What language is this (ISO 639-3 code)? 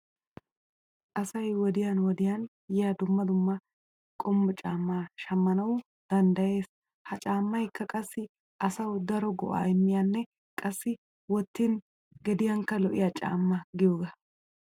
wal